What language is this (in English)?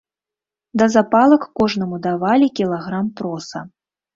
Belarusian